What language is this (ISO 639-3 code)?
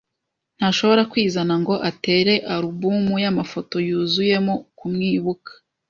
kin